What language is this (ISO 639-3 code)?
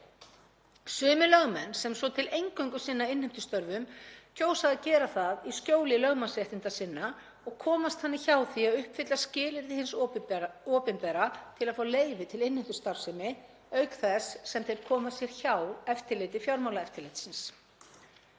isl